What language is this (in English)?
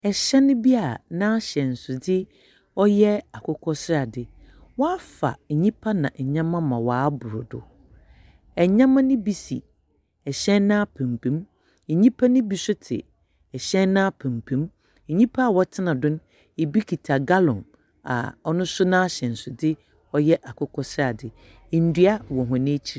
Akan